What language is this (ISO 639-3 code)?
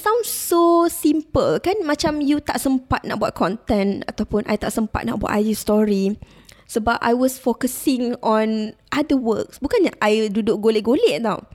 msa